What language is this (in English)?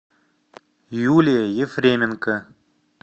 Russian